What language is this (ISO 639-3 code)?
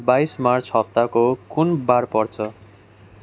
nep